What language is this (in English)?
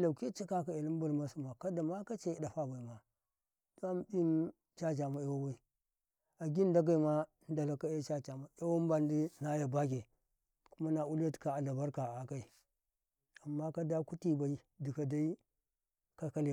Karekare